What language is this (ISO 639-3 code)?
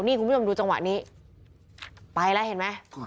tha